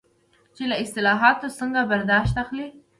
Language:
Pashto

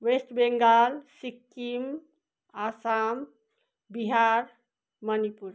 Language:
Nepali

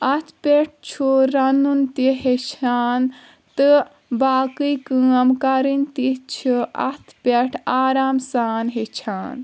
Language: Kashmiri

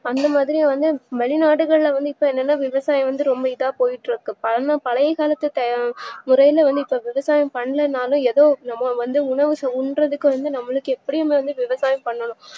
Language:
Tamil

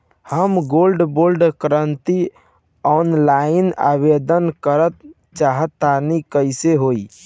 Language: Bhojpuri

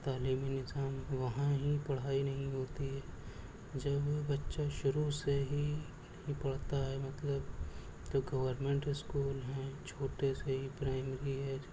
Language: Urdu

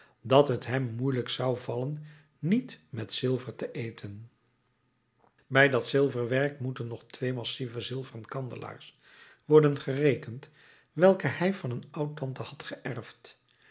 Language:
Dutch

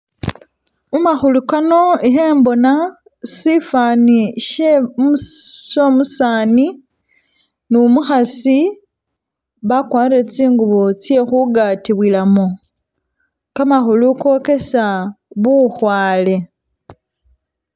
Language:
Masaaba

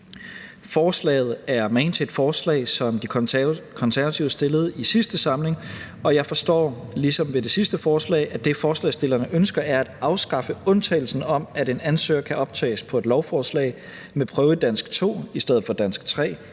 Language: Danish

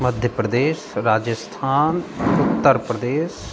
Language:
Maithili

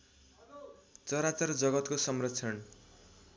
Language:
Nepali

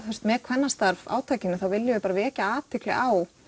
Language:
Icelandic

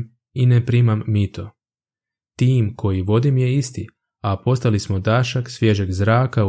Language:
Croatian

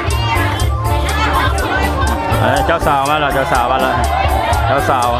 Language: Thai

